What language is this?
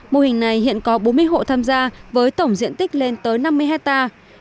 Vietnamese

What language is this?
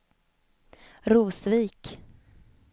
Swedish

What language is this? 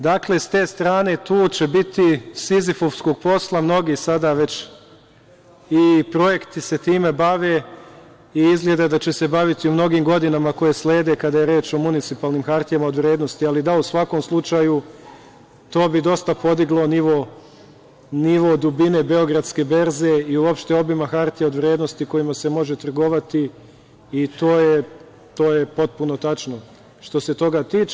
Serbian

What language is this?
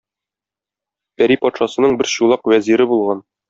Tatar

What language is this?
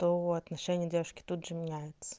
Russian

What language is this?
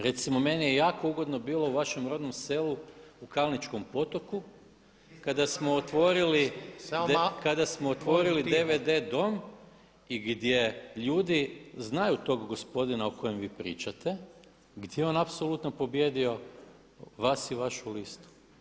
Croatian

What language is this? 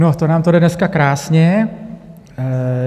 Czech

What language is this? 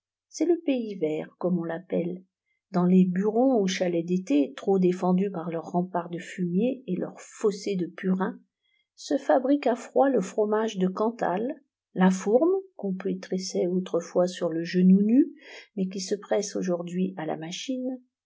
French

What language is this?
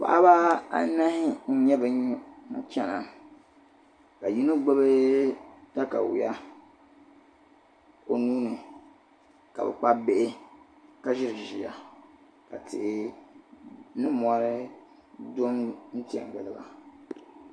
Dagbani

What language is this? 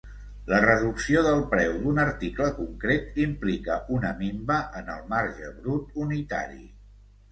Catalan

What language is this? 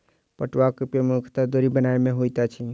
Maithili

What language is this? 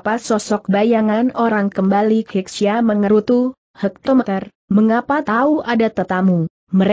Indonesian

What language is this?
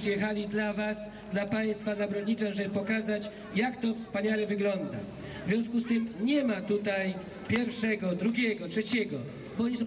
Polish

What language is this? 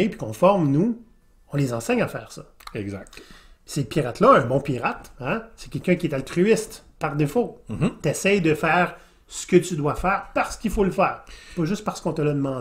French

